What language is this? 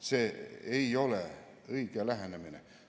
Estonian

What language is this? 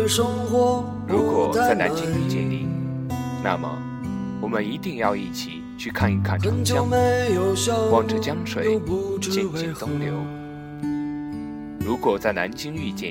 Chinese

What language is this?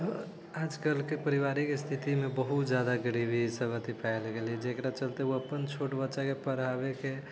Maithili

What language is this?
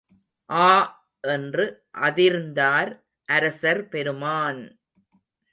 Tamil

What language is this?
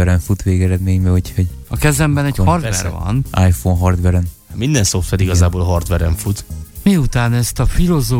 Hungarian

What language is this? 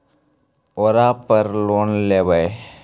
Magahi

